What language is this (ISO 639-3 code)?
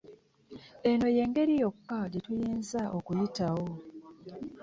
lug